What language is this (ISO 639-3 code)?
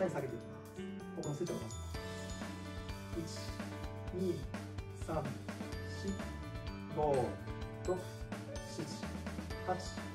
jpn